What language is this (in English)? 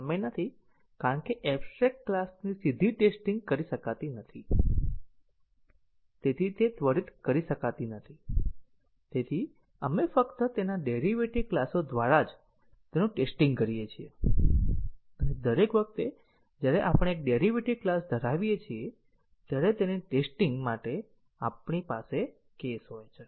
Gujarati